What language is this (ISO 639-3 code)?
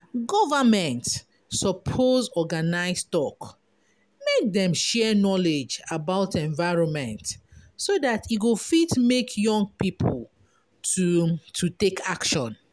pcm